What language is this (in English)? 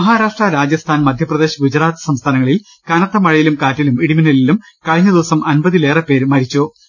Malayalam